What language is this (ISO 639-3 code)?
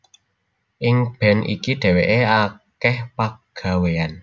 jav